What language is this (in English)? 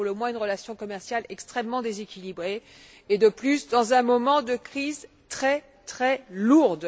French